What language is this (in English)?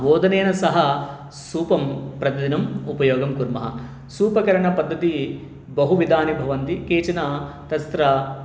Sanskrit